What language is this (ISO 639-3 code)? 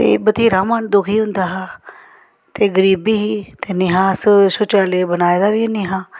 doi